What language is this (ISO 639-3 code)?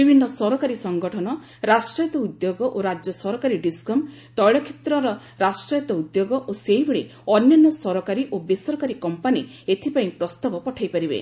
ori